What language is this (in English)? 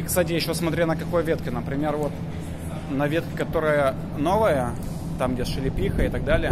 Russian